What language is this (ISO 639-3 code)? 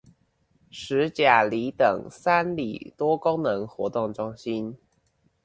zho